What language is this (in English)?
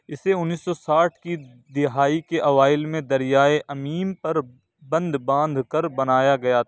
Urdu